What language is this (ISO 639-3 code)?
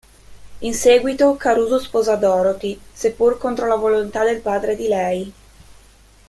ita